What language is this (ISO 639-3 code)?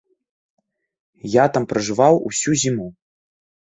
bel